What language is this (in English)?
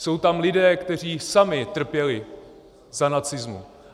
Czech